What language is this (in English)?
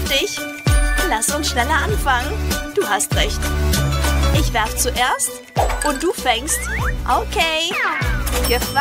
German